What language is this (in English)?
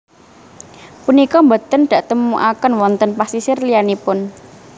Javanese